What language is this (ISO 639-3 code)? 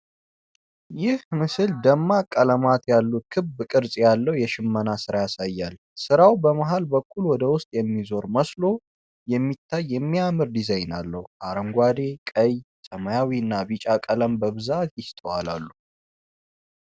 amh